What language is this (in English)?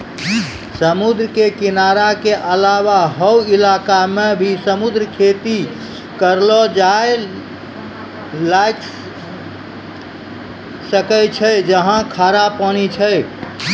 Maithili